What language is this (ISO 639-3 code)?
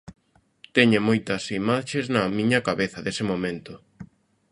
glg